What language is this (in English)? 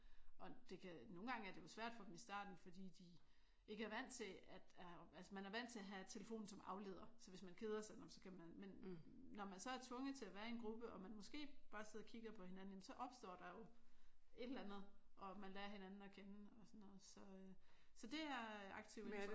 Danish